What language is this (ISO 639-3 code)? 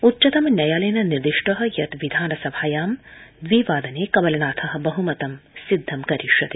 san